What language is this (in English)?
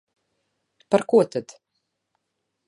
Latvian